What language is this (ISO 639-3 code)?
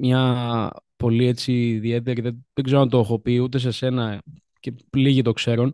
ell